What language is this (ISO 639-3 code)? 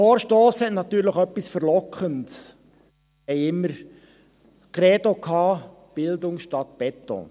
gsw